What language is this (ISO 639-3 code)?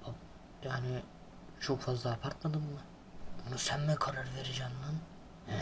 tur